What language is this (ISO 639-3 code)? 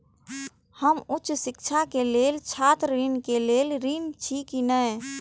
mai